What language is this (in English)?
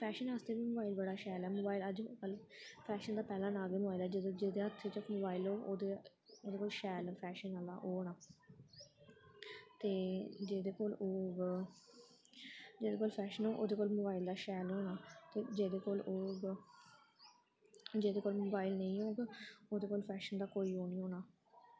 Dogri